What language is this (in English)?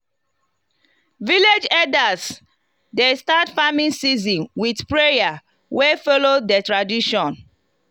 Nigerian Pidgin